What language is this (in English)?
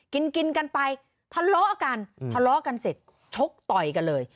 Thai